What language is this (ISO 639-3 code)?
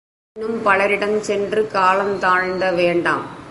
tam